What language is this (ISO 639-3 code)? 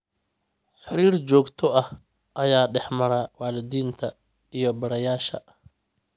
som